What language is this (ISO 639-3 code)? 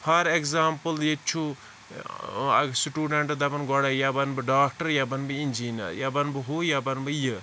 kas